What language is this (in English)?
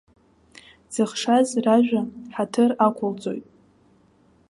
Abkhazian